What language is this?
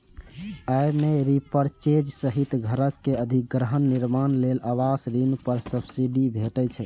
Maithili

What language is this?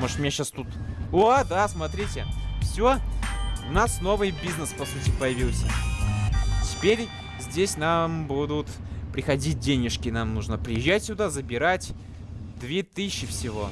Russian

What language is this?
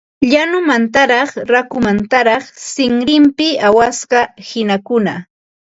Ambo-Pasco Quechua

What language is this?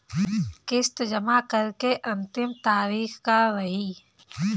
Bhojpuri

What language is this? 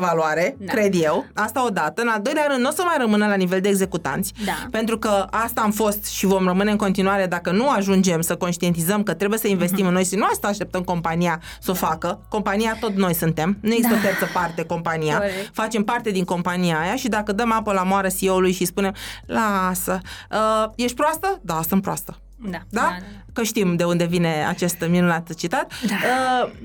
Romanian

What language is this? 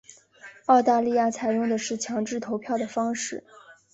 Chinese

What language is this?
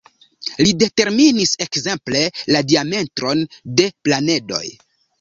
Esperanto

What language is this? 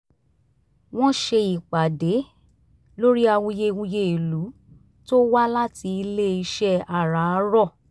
Yoruba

